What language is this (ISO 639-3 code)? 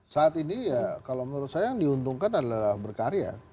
ind